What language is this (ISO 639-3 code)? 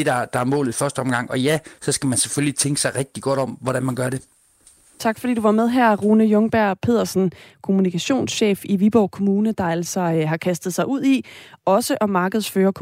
dan